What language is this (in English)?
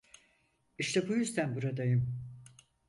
Turkish